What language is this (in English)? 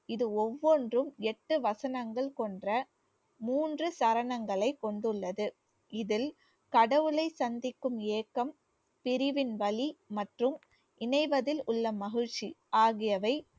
Tamil